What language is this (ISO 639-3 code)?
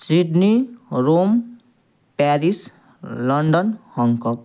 nep